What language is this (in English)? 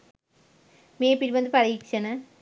Sinhala